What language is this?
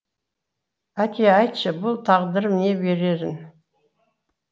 Kazakh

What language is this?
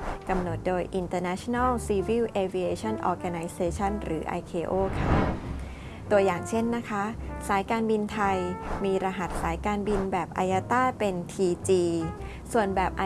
Thai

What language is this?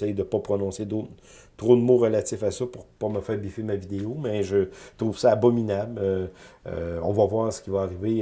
French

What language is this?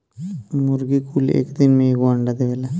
Bhojpuri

